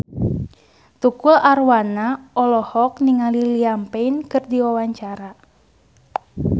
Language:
Sundanese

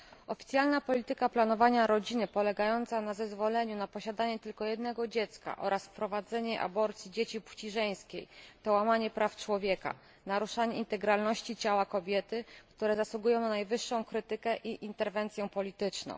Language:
Polish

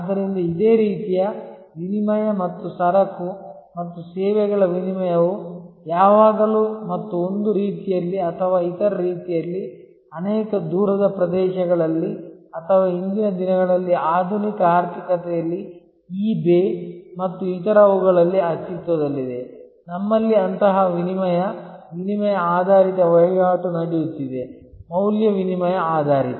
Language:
Kannada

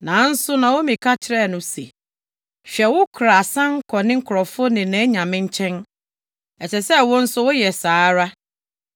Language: Akan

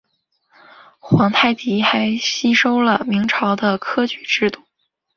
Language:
Chinese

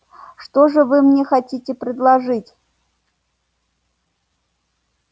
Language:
Russian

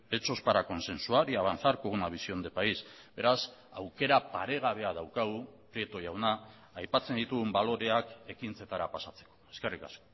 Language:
Basque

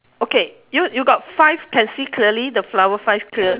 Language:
English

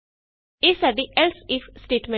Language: Punjabi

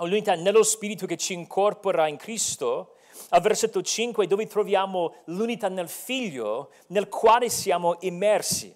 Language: Italian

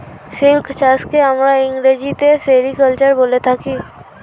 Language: Bangla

